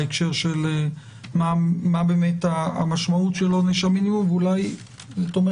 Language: Hebrew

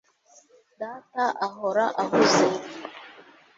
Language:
Kinyarwanda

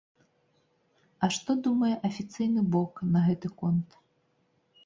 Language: Belarusian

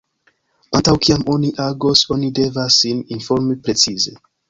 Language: Esperanto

